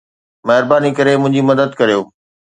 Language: Sindhi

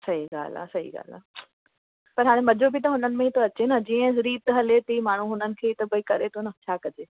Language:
Sindhi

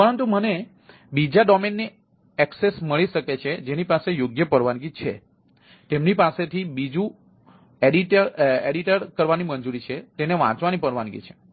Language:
Gujarati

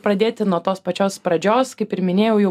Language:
Lithuanian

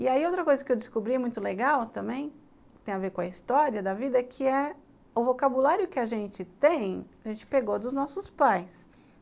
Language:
Portuguese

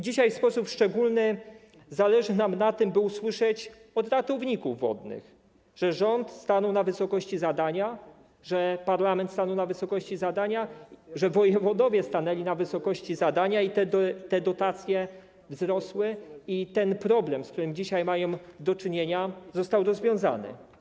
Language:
Polish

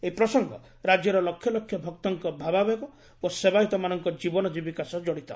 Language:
Odia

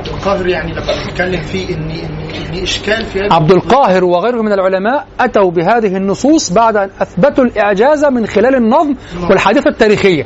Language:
Arabic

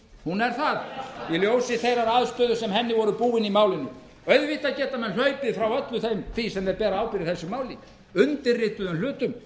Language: Icelandic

